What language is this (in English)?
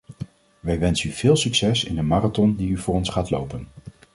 Dutch